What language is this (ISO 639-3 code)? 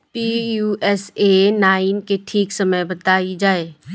bho